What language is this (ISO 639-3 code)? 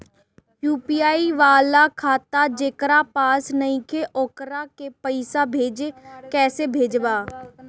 bho